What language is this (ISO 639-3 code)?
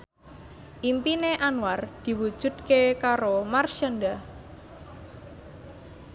jav